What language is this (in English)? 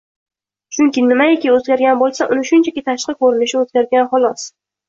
Uzbek